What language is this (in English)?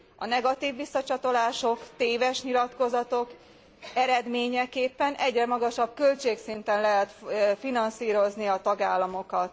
Hungarian